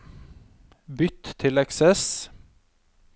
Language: Norwegian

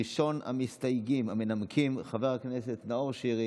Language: Hebrew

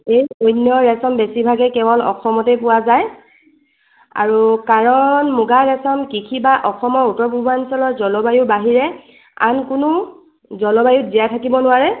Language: Assamese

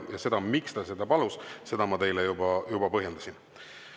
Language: Estonian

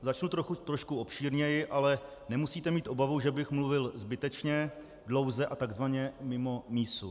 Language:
Czech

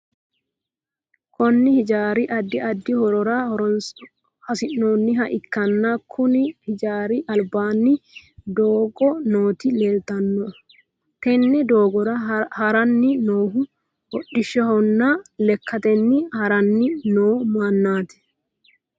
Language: Sidamo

